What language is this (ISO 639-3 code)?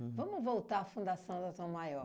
por